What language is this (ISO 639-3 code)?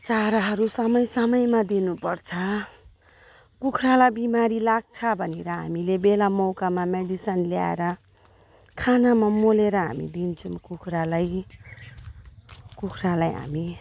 nep